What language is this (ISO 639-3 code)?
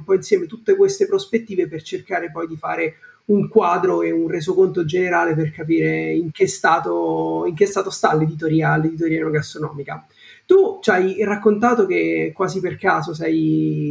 ita